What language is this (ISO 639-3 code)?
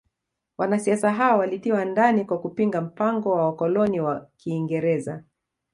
swa